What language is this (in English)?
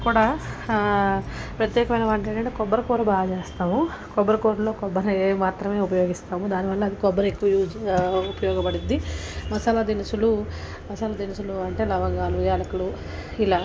Telugu